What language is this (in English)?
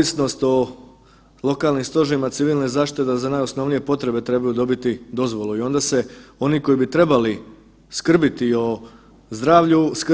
Croatian